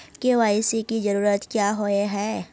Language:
Magahi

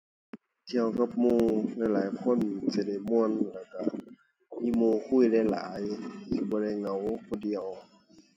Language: Thai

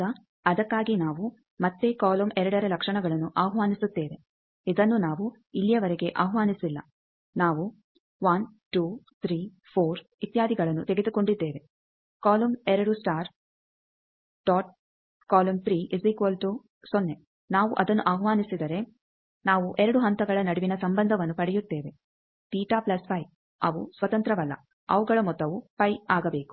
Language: Kannada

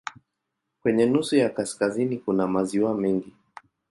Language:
Swahili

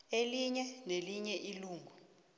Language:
South Ndebele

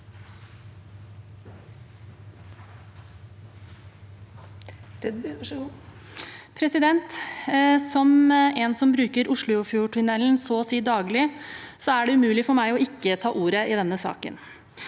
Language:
Norwegian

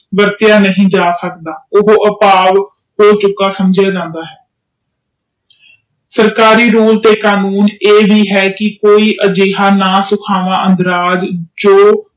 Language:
Punjabi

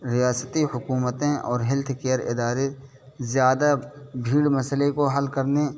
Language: Urdu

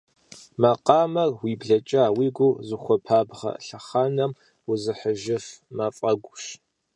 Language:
Kabardian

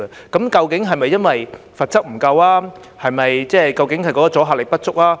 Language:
Cantonese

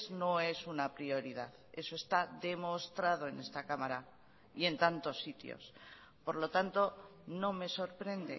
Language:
Spanish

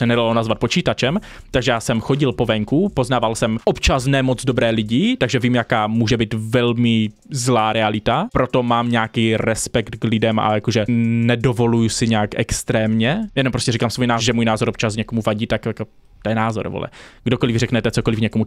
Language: Czech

